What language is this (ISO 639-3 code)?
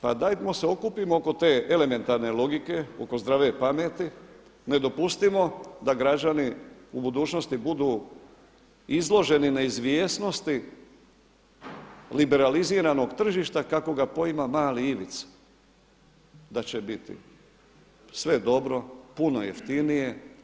hrv